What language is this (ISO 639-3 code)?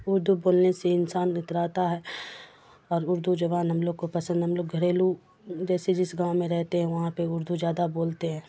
urd